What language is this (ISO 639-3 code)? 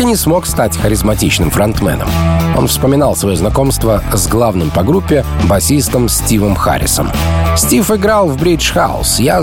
rus